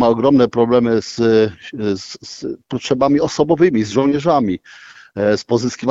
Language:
Polish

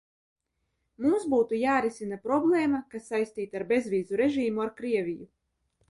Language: Latvian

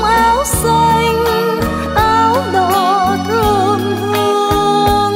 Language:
Vietnamese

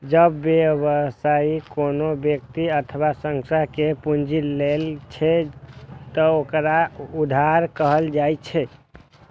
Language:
Maithili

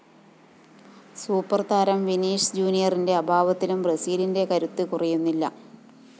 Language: Malayalam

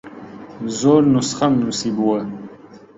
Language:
Central Kurdish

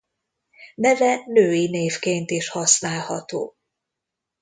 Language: Hungarian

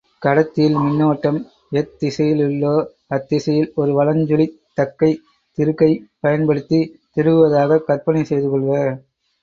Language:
Tamil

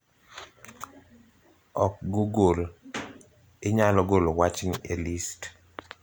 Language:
Luo (Kenya and Tanzania)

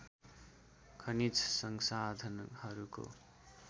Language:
Nepali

